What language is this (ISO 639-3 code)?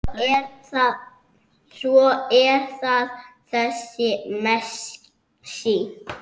isl